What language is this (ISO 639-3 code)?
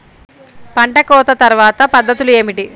tel